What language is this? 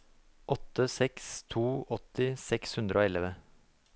Norwegian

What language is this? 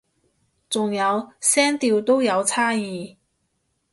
Cantonese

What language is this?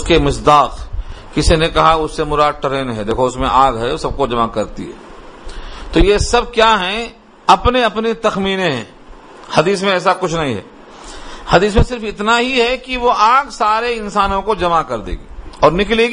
Urdu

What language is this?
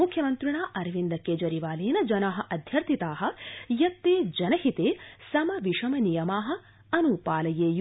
Sanskrit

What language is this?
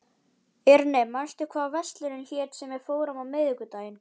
Icelandic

